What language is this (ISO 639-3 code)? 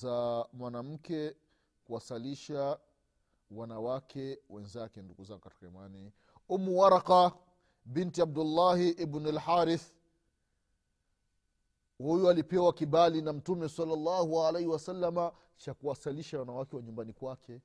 swa